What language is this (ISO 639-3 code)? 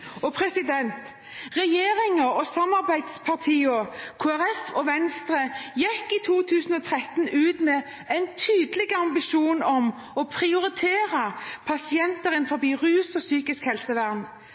nob